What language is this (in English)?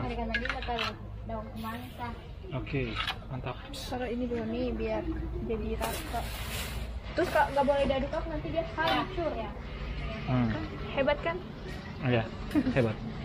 Indonesian